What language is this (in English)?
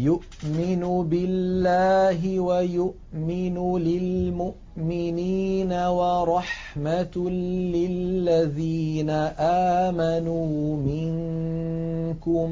Arabic